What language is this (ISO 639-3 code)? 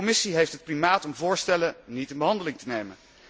nld